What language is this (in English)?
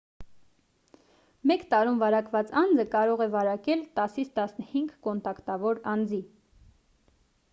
Armenian